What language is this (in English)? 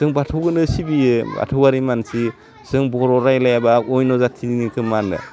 Bodo